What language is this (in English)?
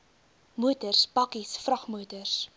Afrikaans